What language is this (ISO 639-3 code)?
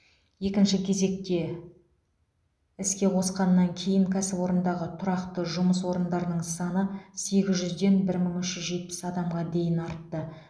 kaz